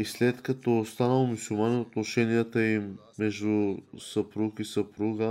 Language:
Bulgarian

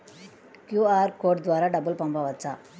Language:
Telugu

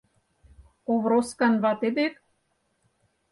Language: Mari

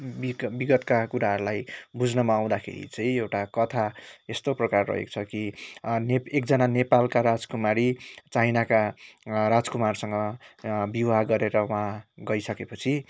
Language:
Nepali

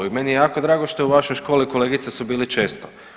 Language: Croatian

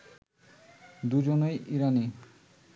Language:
Bangla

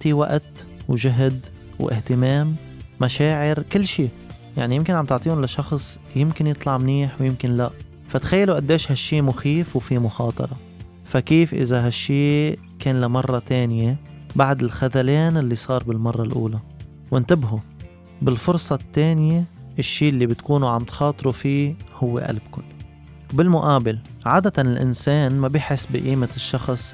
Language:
Arabic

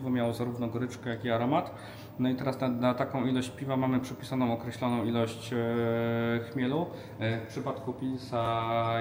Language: Polish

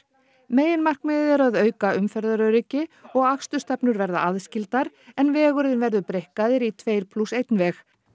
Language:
Icelandic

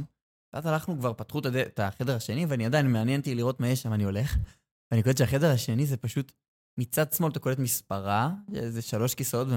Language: Hebrew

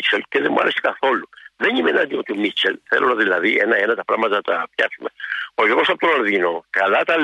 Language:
Greek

